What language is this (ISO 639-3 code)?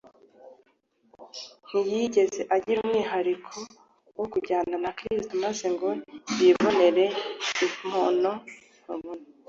kin